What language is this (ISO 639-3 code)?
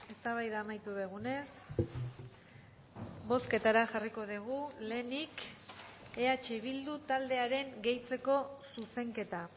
eus